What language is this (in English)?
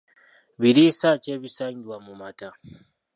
Ganda